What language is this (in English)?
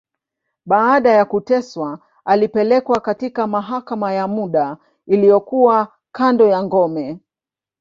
Swahili